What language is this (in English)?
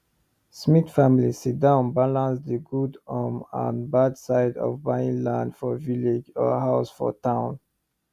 Nigerian Pidgin